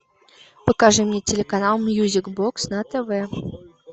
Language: Russian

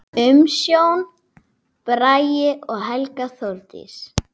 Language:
Icelandic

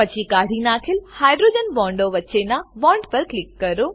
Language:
Gujarati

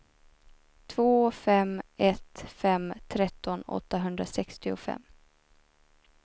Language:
Swedish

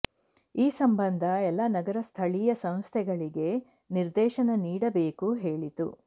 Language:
Kannada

